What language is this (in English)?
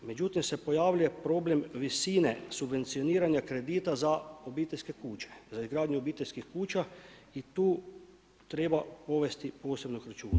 Croatian